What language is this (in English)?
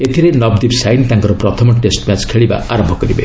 Odia